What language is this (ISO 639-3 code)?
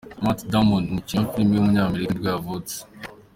kin